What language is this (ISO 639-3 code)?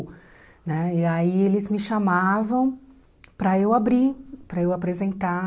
por